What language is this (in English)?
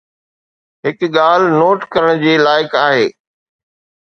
Sindhi